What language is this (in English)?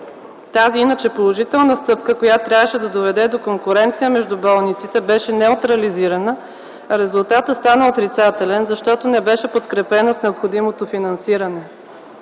Bulgarian